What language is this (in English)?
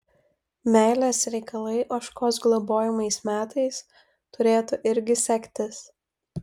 Lithuanian